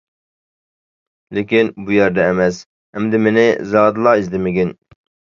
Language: Uyghur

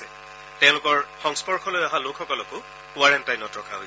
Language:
Assamese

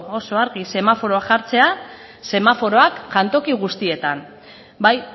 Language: Basque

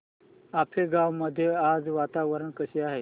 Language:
Marathi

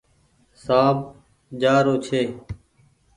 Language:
Goaria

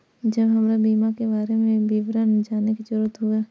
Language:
Maithili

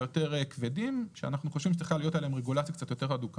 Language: Hebrew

